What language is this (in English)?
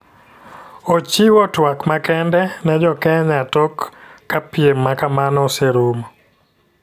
Luo (Kenya and Tanzania)